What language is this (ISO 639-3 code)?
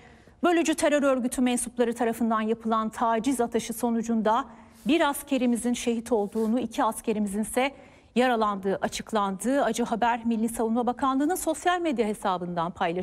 tur